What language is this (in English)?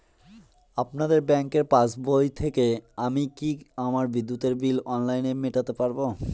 Bangla